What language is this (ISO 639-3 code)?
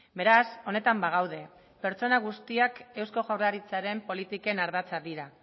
eus